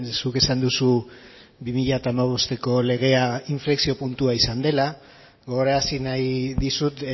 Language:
Basque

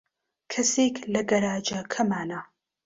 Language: Central Kurdish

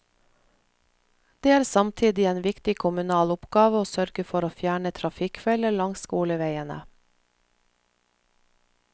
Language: Norwegian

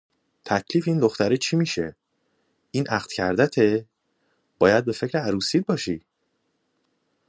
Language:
Persian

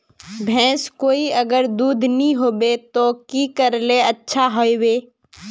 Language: Magahi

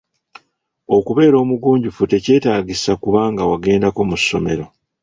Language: Ganda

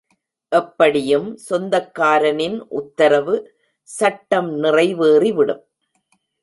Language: Tamil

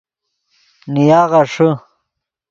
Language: Yidgha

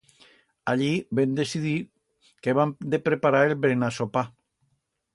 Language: Aragonese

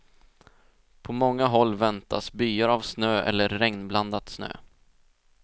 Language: Swedish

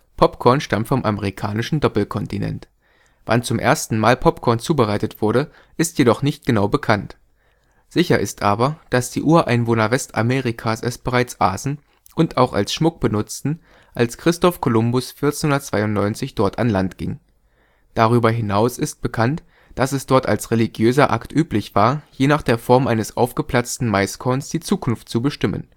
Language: German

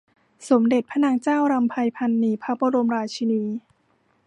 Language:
Thai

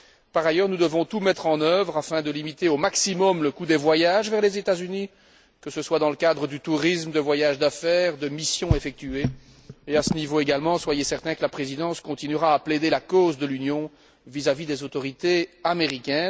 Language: French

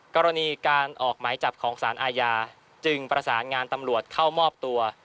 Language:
Thai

